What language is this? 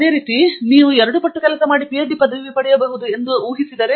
Kannada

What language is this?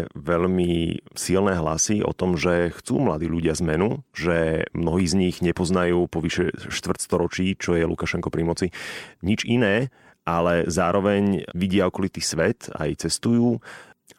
Slovak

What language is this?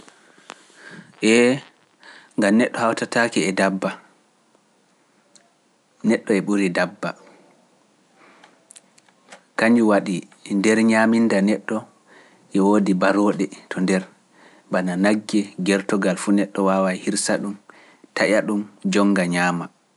Pular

